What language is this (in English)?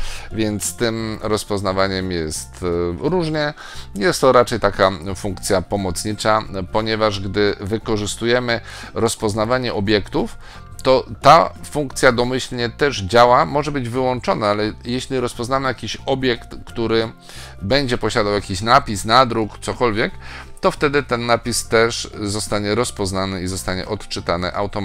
Polish